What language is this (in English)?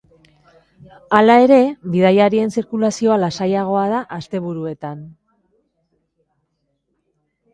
Basque